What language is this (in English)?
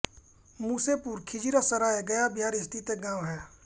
Hindi